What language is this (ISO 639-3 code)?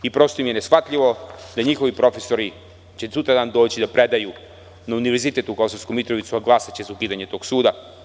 srp